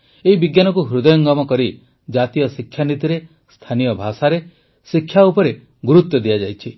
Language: Odia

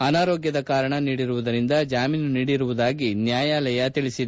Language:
Kannada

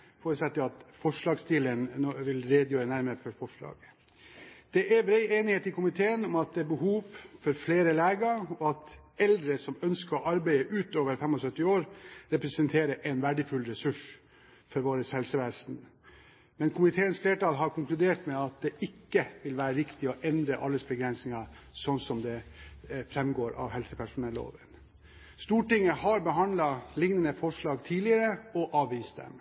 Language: Norwegian Bokmål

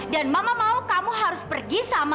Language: Indonesian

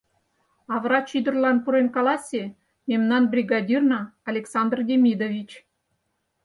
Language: Mari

